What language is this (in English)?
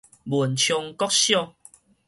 Min Nan Chinese